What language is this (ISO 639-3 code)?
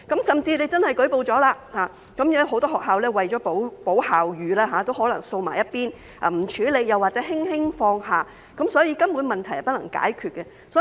yue